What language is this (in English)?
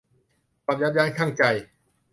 Thai